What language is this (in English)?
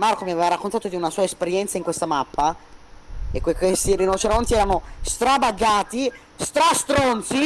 Italian